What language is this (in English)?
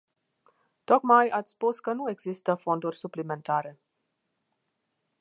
Romanian